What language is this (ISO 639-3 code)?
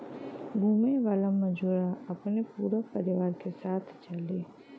bho